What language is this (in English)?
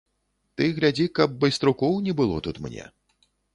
Belarusian